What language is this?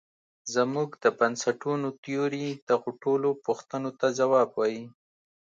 Pashto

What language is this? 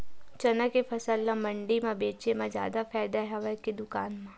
Chhattisgarhi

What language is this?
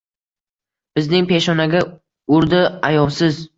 Uzbek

